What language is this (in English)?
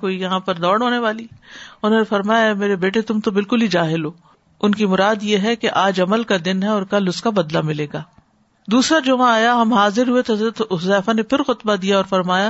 Urdu